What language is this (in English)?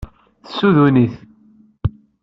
Kabyle